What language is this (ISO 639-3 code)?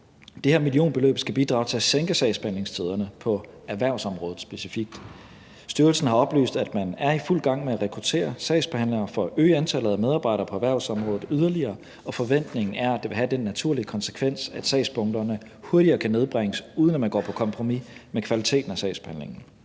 dan